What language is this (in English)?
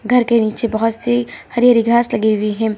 Hindi